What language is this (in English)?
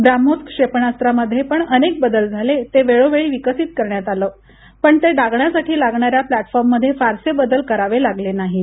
Marathi